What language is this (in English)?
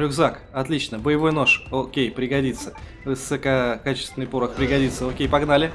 Russian